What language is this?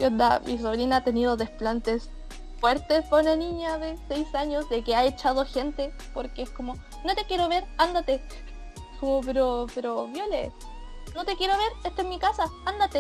Spanish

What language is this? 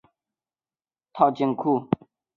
Chinese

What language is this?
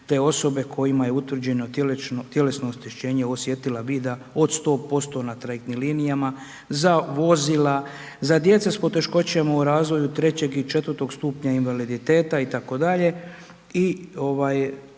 Croatian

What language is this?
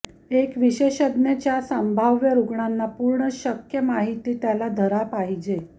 Marathi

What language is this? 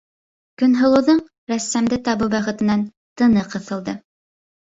Bashkir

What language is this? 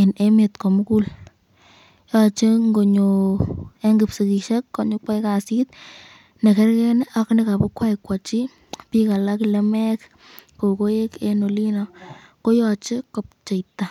Kalenjin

